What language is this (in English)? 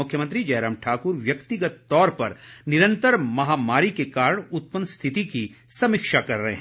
Hindi